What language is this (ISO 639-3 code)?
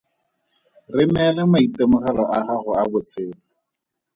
tsn